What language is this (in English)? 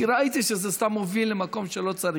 Hebrew